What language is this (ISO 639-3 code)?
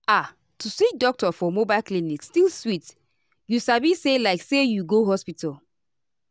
pcm